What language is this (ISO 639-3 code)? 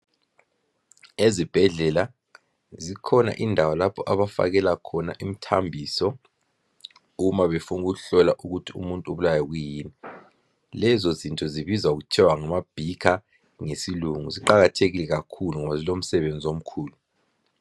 nde